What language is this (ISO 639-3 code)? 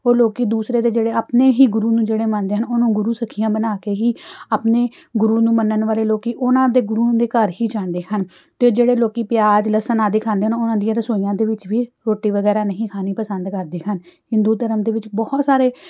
pan